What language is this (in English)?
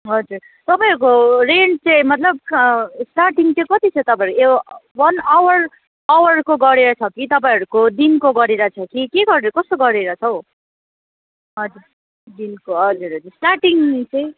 Nepali